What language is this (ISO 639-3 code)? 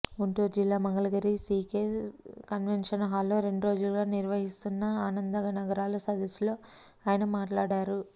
tel